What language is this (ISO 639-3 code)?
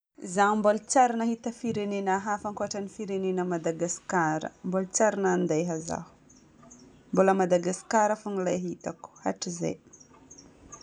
bmm